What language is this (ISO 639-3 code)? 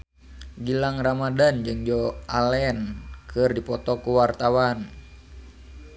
sun